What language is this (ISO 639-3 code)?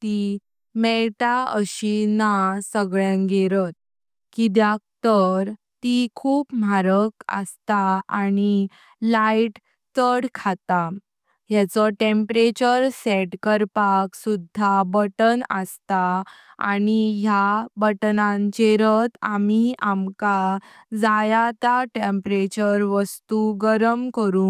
kok